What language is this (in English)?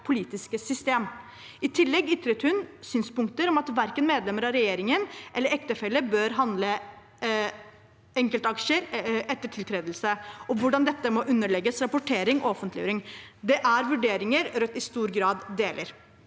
Norwegian